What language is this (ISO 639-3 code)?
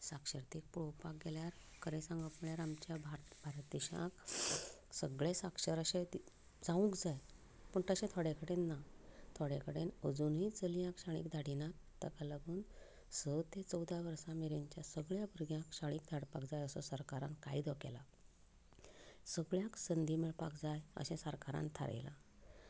kok